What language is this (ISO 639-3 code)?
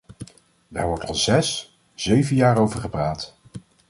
nld